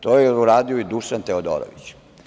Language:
Serbian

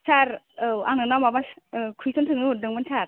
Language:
Bodo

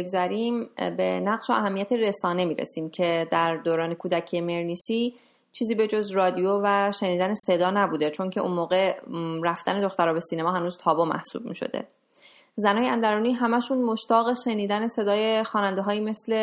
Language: Persian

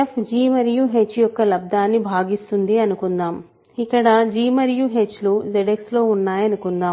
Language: Telugu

